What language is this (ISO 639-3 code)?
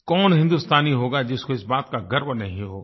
hin